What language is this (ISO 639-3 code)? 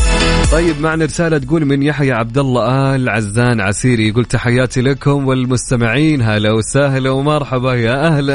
ara